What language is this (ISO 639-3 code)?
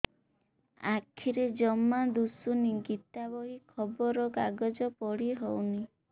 ori